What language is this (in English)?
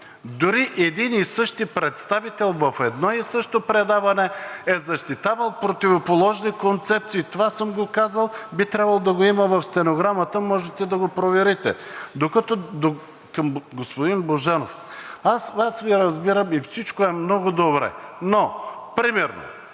Bulgarian